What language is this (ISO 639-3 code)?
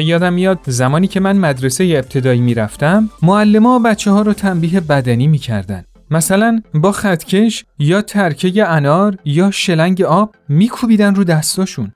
fas